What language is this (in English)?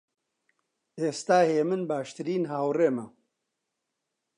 Central Kurdish